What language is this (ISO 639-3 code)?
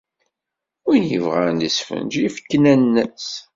kab